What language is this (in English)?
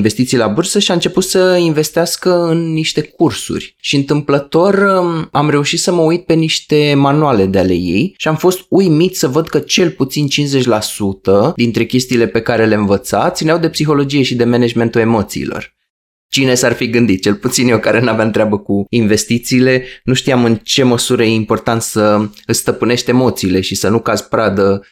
Romanian